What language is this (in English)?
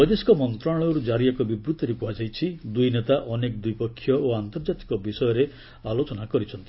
Odia